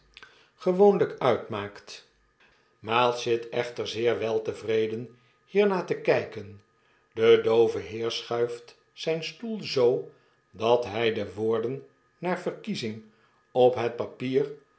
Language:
Dutch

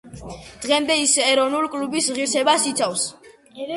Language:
Georgian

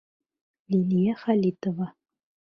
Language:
Bashkir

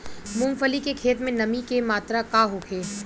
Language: Bhojpuri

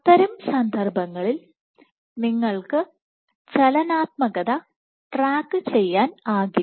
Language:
Malayalam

